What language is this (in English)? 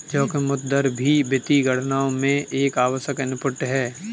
Hindi